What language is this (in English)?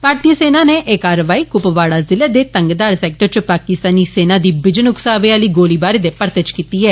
Dogri